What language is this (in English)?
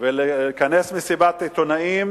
Hebrew